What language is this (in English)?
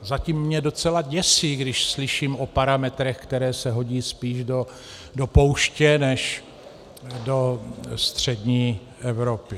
Czech